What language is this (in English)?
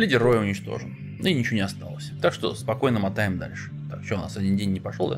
Russian